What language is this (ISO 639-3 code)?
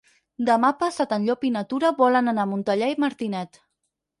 cat